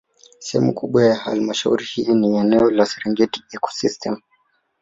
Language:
Swahili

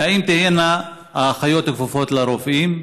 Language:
Hebrew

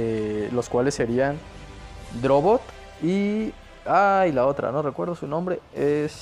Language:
Spanish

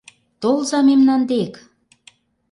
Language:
Mari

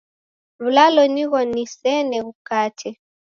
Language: Taita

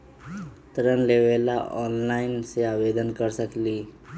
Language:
Magahi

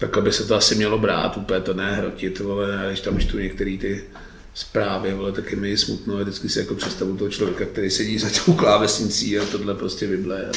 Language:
Czech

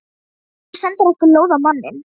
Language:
Icelandic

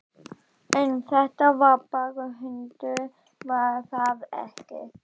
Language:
Icelandic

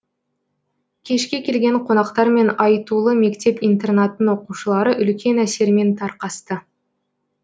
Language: Kazakh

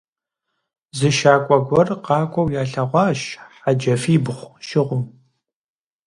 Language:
Kabardian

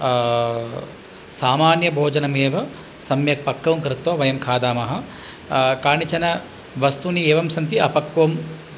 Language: Sanskrit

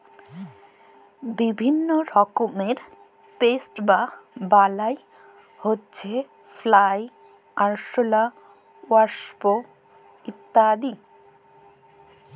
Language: Bangla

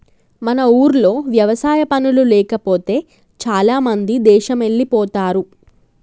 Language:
Telugu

